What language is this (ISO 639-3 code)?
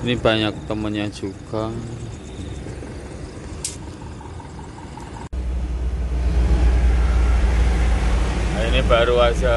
ind